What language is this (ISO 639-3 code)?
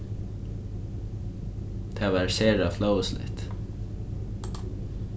fao